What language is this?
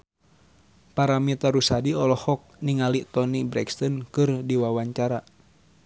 Sundanese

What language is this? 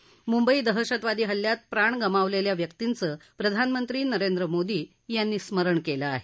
Marathi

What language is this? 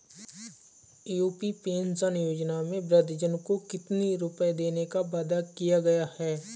Hindi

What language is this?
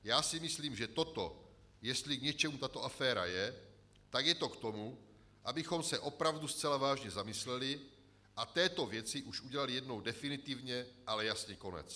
Czech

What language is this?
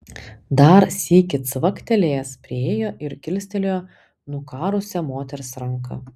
Lithuanian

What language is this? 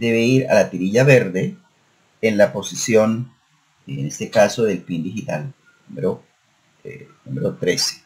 Spanish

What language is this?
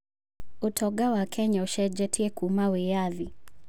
Kikuyu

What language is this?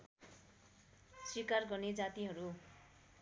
Nepali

